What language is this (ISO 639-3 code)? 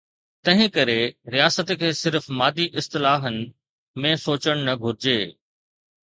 snd